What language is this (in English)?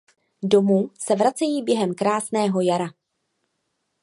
Czech